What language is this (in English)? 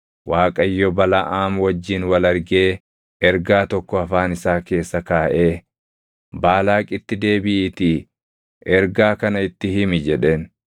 Oromo